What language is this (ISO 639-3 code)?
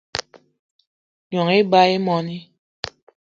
eto